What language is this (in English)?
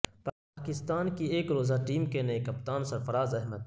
Urdu